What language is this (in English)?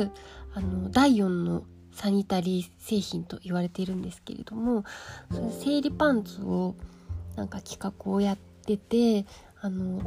Japanese